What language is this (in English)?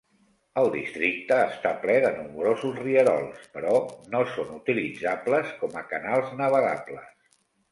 Catalan